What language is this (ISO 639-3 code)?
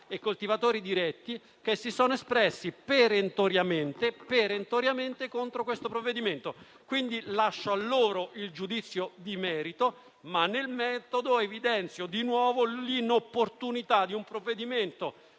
ita